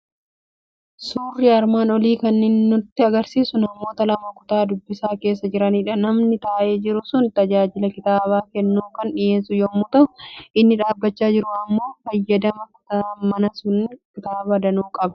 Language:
Oromo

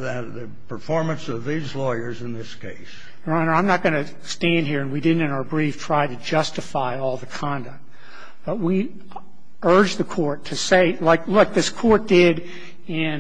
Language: English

